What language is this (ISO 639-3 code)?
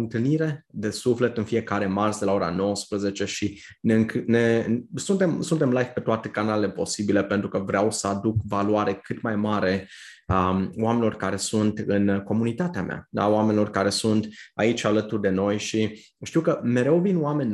ron